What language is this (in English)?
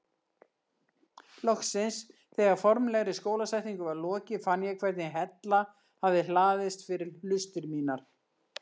Icelandic